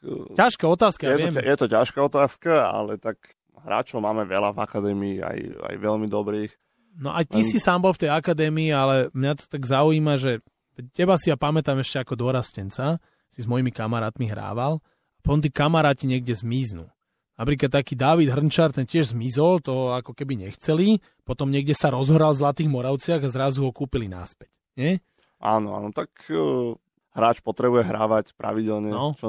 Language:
Slovak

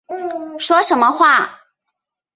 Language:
Chinese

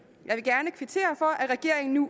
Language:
Danish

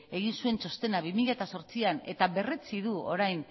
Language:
Basque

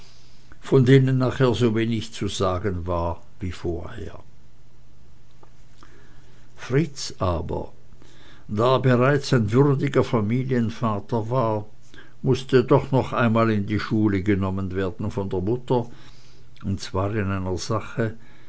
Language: German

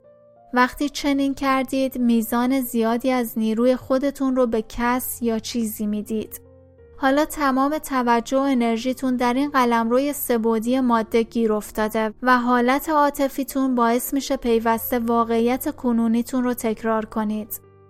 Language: Persian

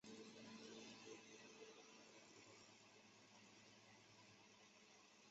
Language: Chinese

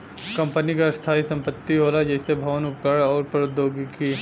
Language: Bhojpuri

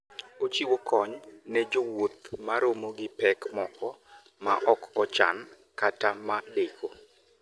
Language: Luo (Kenya and Tanzania)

